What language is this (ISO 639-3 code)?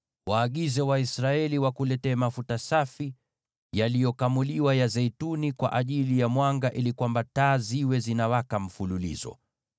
swa